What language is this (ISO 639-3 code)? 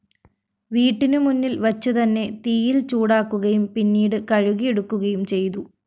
mal